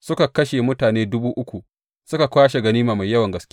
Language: Hausa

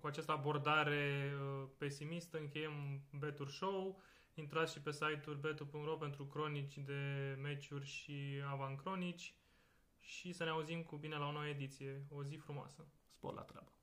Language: Romanian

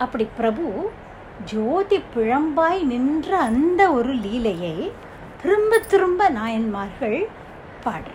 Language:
Tamil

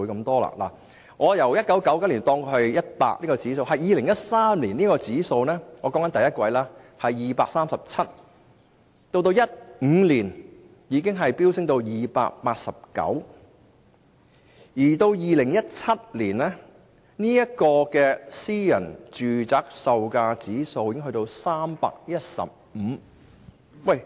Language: Cantonese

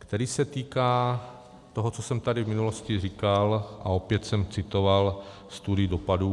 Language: Czech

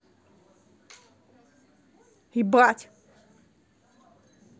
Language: Russian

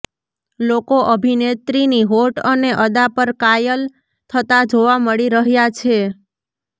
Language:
Gujarati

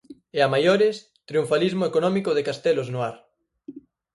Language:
Galician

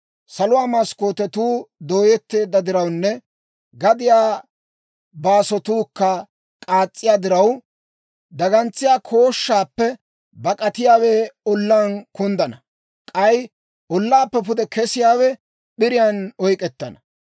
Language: Dawro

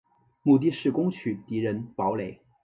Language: Chinese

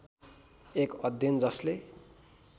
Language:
Nepali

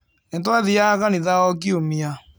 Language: Kikuyu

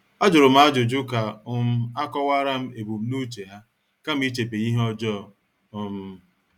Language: Igbo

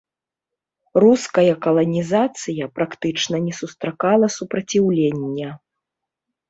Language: Belarusian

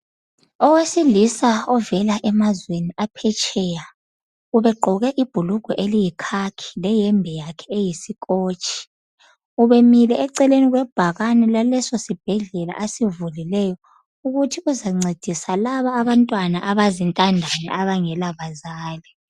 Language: North Ndebele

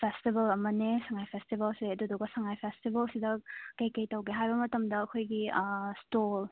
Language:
Manipuri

